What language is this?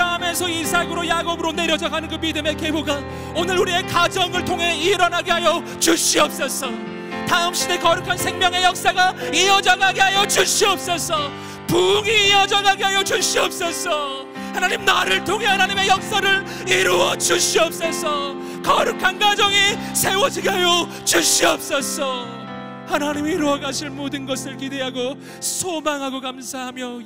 Korean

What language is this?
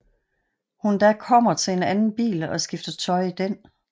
Danish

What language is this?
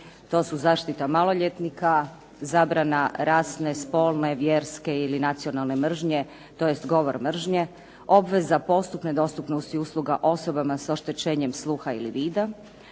Croatian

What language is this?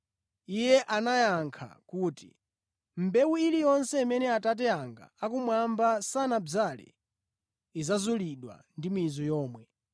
Nyanja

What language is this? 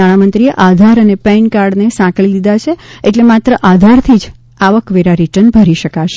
Gujarati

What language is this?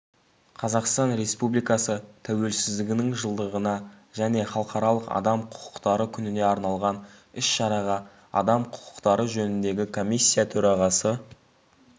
Kazakh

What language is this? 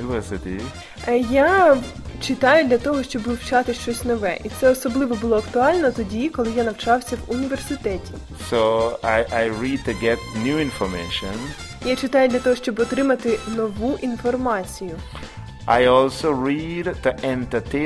Ukrainian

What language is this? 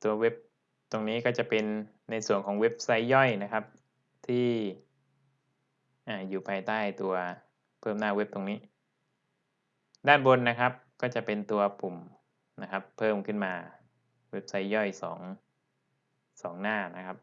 Thai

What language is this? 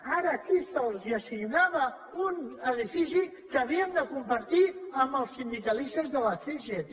Catalan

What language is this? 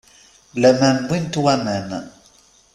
Kabyle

